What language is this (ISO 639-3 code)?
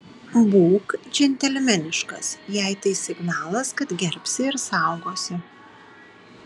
lit